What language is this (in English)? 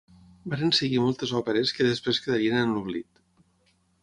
Catalan